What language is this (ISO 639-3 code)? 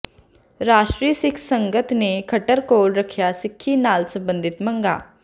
pan